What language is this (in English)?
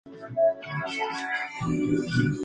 Spanish